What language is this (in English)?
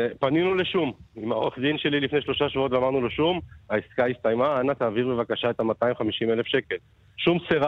Hebrew